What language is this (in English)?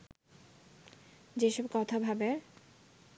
Bangla